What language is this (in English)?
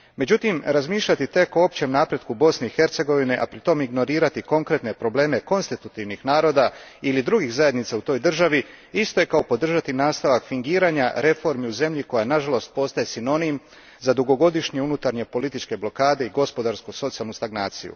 Croatian